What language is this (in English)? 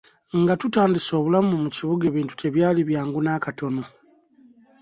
Ganda